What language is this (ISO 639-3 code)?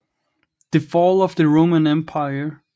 dan